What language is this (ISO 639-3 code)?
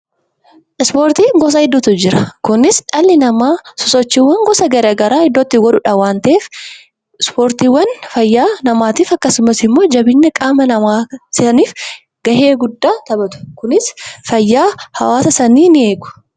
orm